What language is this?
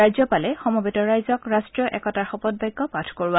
Assamese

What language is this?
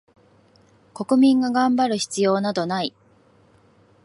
Japanese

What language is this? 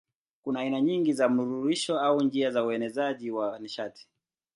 Swahili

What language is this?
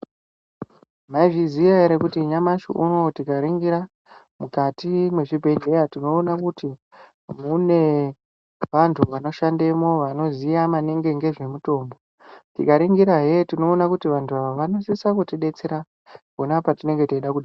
Ndau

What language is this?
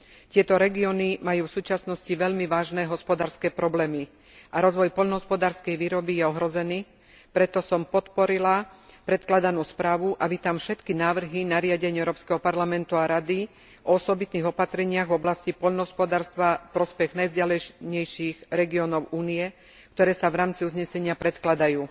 Slovak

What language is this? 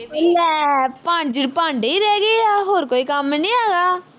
Punjabi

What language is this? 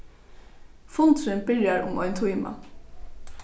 Faroese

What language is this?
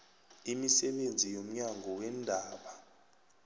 South Ndebele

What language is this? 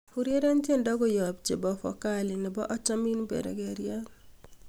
Kalenjin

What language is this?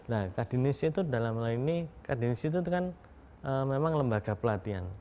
Indonesian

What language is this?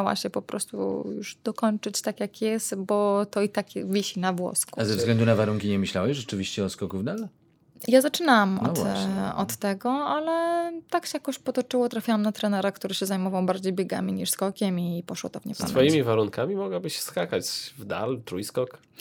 Polish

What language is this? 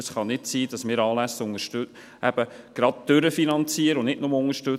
Swiss German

